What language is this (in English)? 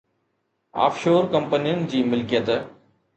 Sindhi